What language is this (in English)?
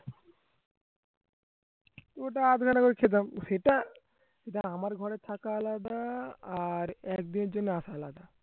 Bangla